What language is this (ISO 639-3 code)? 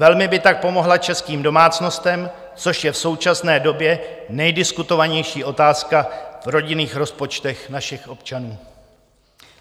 ces